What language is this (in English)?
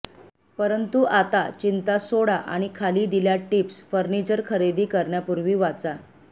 Marathi